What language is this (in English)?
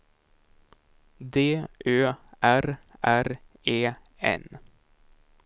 Swedish